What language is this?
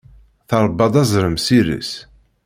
Kabyle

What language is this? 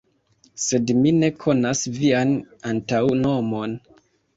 Esperanto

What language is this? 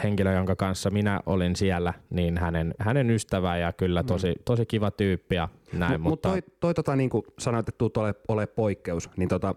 Finnish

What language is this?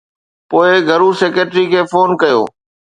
Sindhi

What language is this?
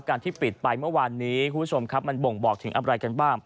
Thai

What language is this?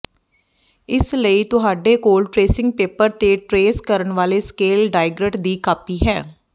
Punjabi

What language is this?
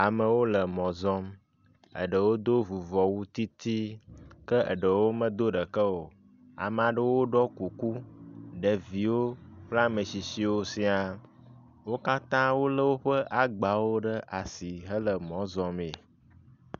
Ewe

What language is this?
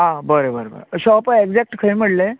Konkani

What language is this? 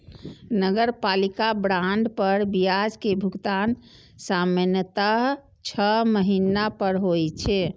Maithili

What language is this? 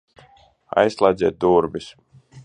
Latvian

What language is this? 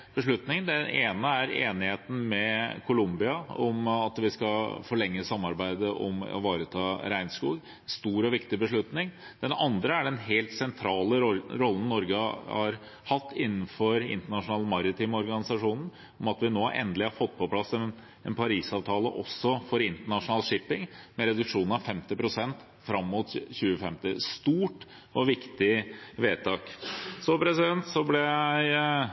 Norwegian Bokmål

